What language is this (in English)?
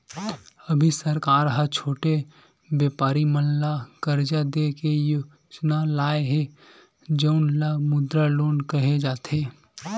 Chhattisgarhi